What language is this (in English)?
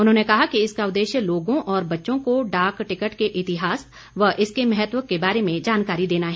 Hindi